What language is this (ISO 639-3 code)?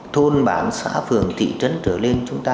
vie